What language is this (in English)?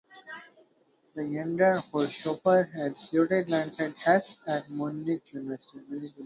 English